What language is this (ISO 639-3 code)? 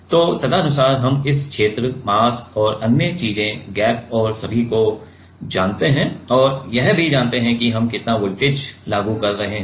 hin